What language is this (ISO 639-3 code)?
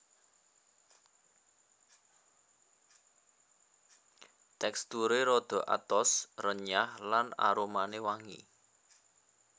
jav